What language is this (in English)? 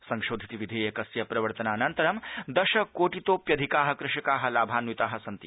Sanskrit